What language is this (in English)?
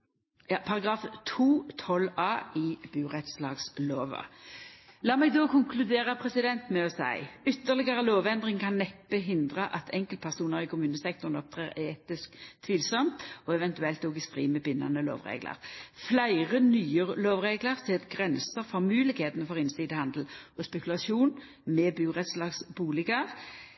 Norwegian Nynorsk